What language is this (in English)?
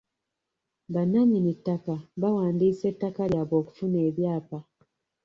Ganda